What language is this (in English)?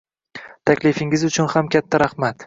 Uzbek